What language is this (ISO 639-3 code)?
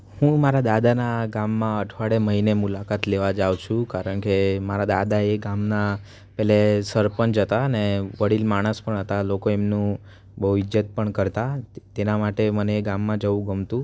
guj